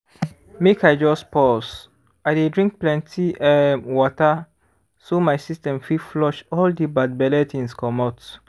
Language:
Nigerian Pidgin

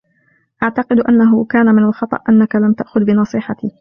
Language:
Arabic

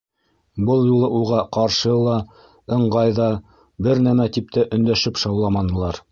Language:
Bashkir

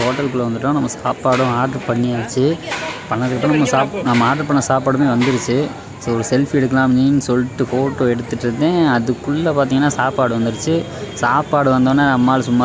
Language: Romanian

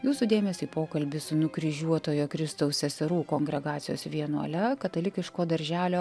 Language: Lithuanian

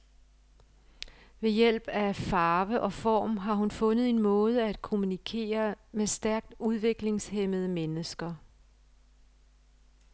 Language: Danish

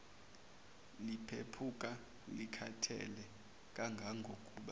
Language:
Zulu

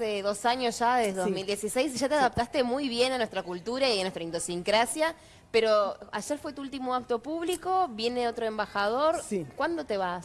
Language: Spanish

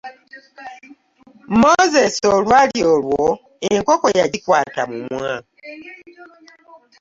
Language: Ganda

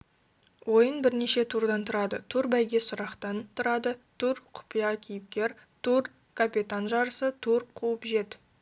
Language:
Kazakh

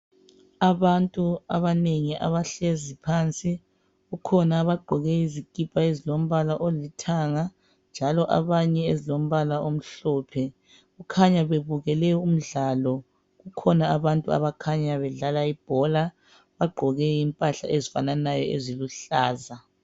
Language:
North Ndebele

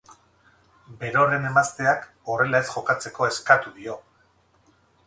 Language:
Basque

